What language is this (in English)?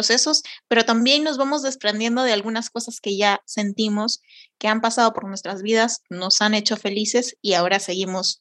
Spanish